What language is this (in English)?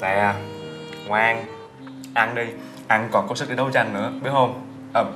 Vietnamese